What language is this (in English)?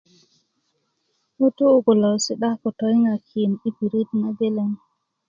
Kuku